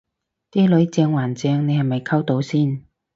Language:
Cantonese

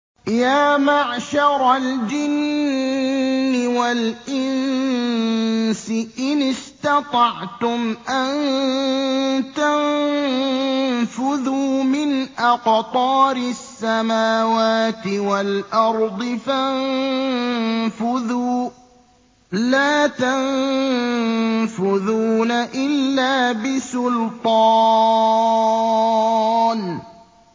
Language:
Arabic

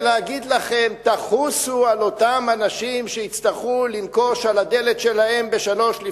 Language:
Hebrew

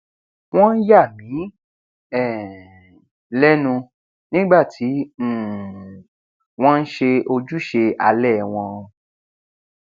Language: Yoruba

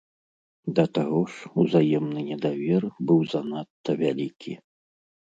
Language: Belarusian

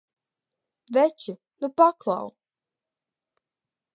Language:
Latvian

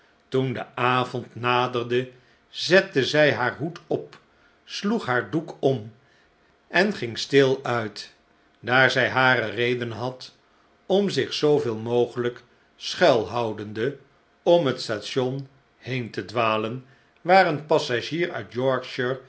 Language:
Dutch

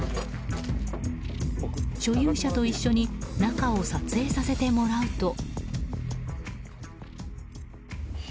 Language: Japanese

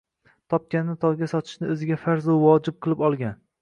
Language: Uzbek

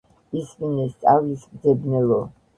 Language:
Georgian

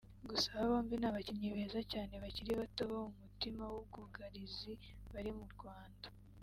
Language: Kinyarwanda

